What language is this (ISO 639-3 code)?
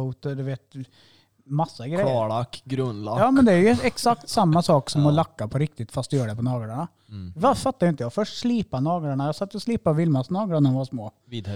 swe